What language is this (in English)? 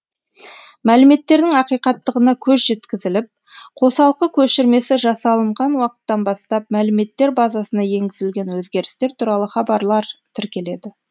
Kazakh